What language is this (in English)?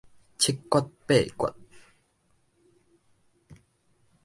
Min Nan Chinese